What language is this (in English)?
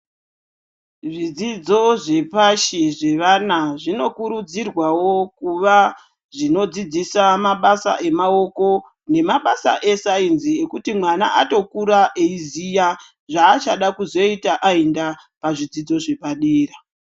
Ndau